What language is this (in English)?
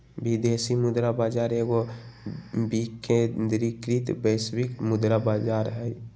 Magahi